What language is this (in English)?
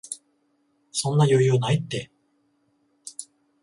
Japanese